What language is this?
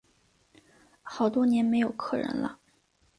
Chinese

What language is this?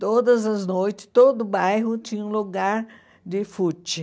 Portuguese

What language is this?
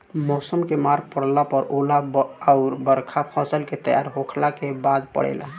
Bhojpuri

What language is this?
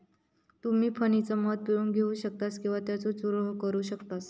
Marathi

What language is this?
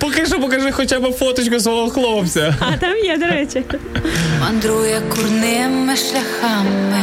Ukrainian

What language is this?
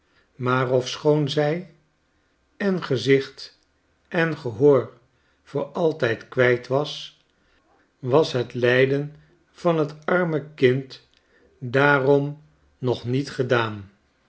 Dutch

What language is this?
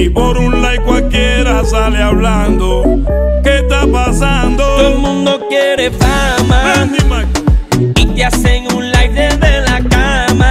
Spanish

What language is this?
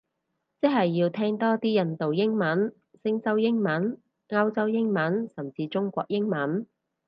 Cantonese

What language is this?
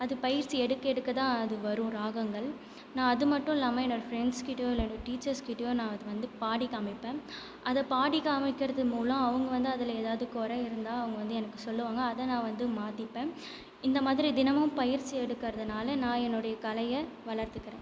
Tamil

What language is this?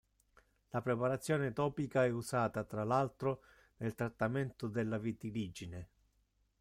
Italian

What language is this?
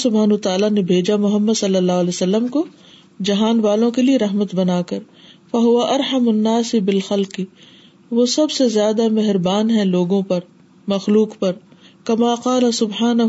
Urdu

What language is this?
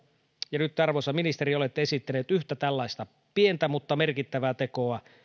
Finnish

